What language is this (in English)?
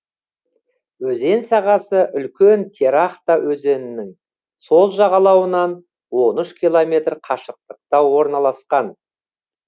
Kazakh